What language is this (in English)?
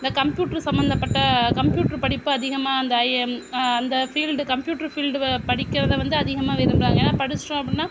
Tamil